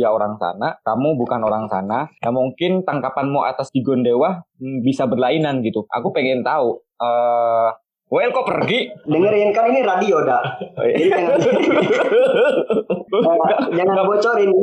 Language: Indonesian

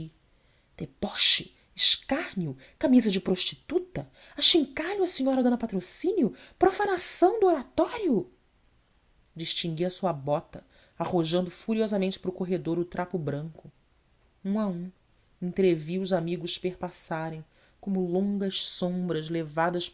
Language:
Portuguese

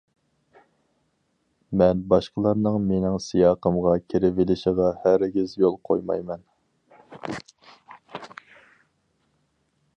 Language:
Uyghur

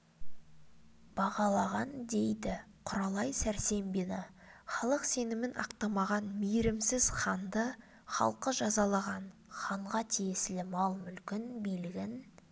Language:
Kazakh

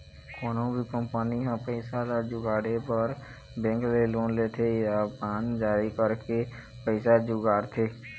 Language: Chhattisgarhi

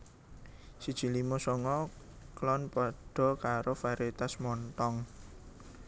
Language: Javanese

